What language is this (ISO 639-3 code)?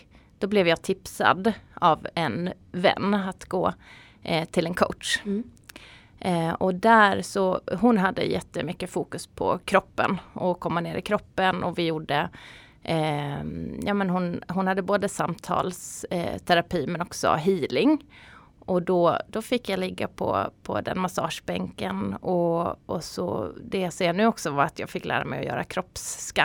swe